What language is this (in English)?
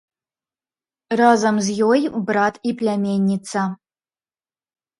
Belarusian